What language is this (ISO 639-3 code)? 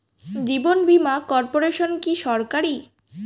ben